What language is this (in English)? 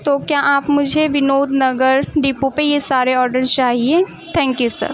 Urdu